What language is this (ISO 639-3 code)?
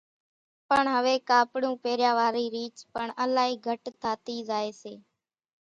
gjk